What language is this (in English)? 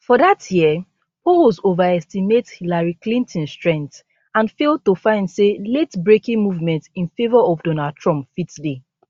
Nigerian Pidgin